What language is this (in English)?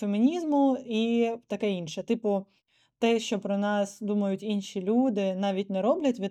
Ukrainian